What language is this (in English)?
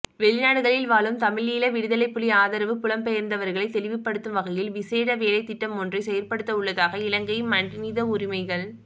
Tamil